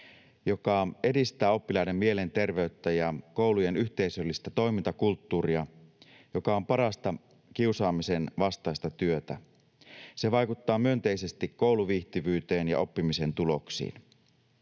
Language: Finnish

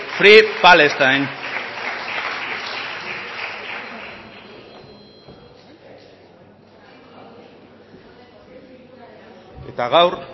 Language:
Basque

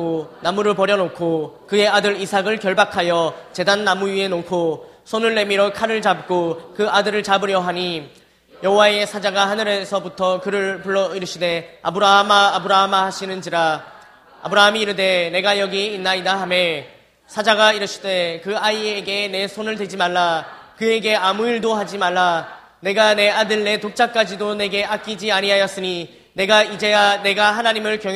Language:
Korean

